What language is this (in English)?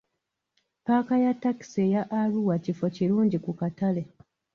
Ganda